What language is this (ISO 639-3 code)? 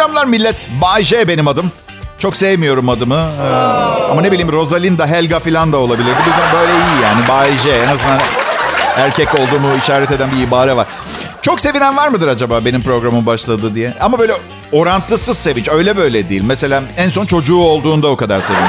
tur